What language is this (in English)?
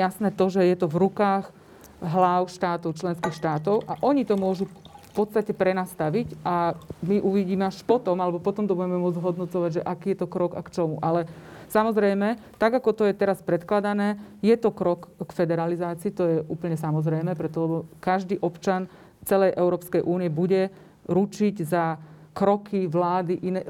Slovak